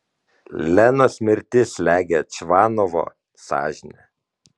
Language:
Lithuanian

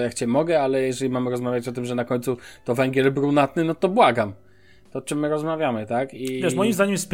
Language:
Polish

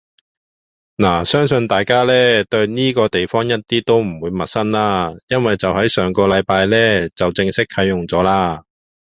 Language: Cantonese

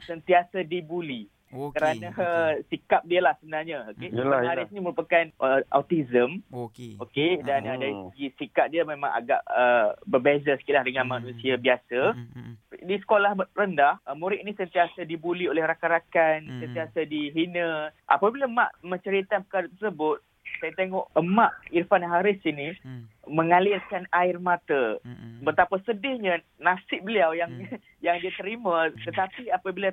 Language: Malay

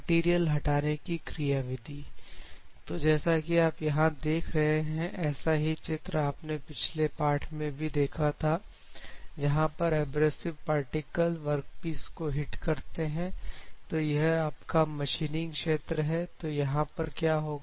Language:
Hindi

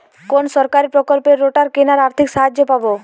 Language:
Bangla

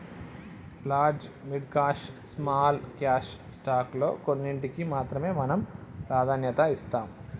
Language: Telugu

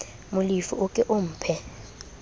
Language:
Southern Sotho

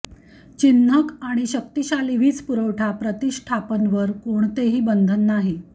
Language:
Marathi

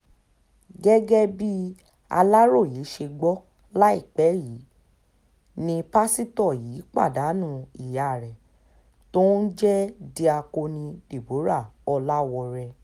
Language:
Yoruba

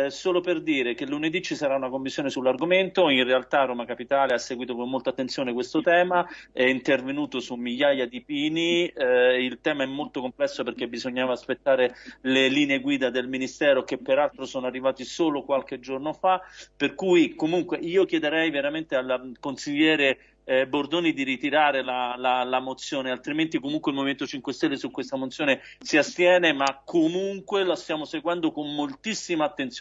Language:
Italian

